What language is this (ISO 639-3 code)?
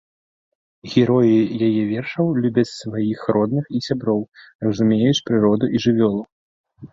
bel